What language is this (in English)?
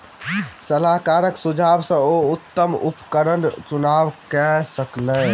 Maithili